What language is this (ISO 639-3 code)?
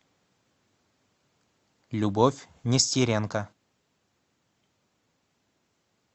rus